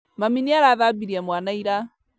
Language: Kikuyu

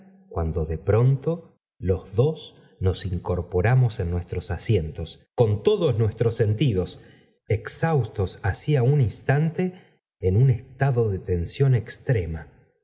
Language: Spanish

